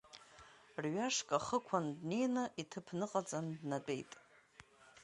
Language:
Abkhazian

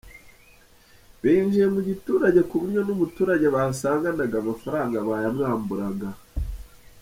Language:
Kinyarwanda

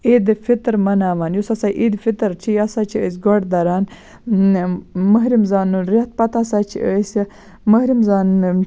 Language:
Kashmiri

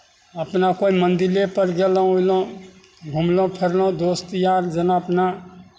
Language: Maithili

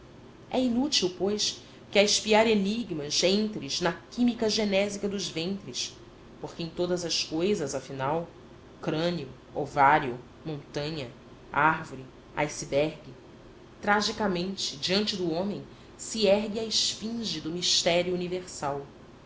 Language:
Portuguese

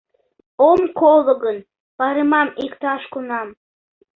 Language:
Mari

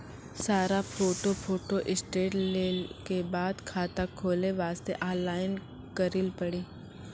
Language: Maithili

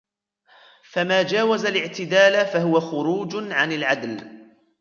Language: Arabic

